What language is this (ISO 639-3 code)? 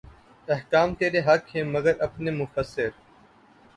urd